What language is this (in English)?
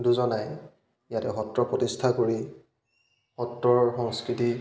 Assamese